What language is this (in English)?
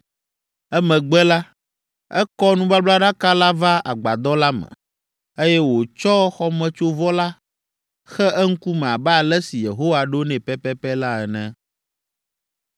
Ewe